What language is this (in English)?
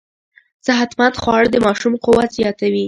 Pashto